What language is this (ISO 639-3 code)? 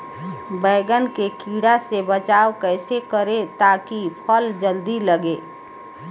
bho